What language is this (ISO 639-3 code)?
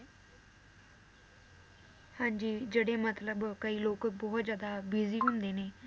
pan